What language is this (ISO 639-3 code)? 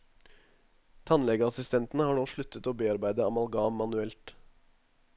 nor